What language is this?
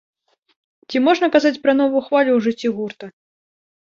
Belarusian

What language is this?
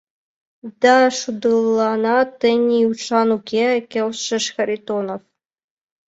Mari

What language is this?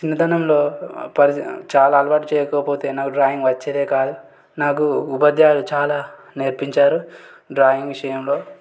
Telugu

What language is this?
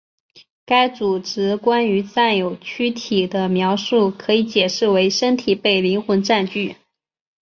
Chinese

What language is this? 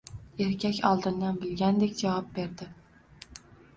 Uzbek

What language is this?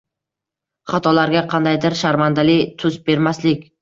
Uzbek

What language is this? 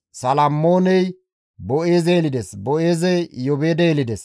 Gamo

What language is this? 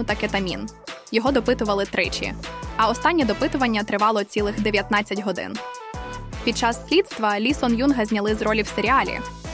Ukrainian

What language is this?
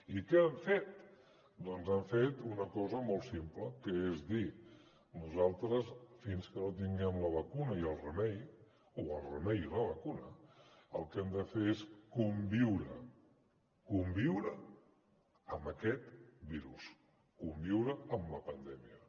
Catalan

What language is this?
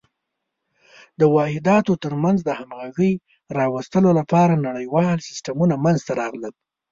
Pashto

